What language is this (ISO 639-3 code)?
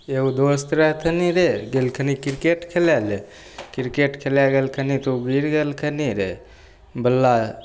mai